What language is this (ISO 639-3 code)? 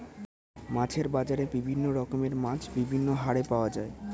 ben